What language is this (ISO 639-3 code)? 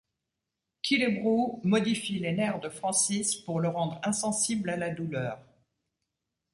fra